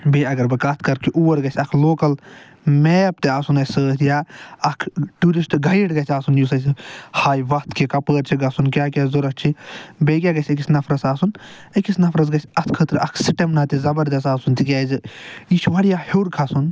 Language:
Kashmiri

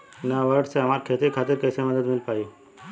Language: Bhojpuri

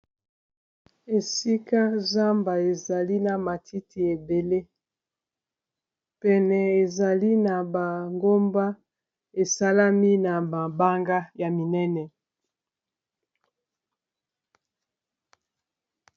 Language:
Lingala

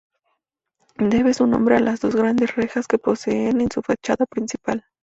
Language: Spanish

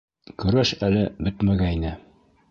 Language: Bashkir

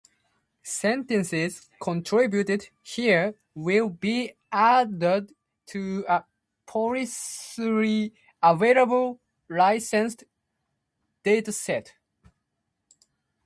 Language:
Japanese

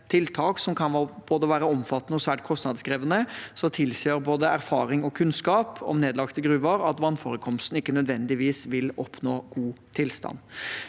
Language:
Norwegian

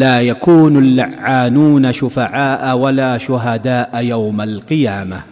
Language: Filipino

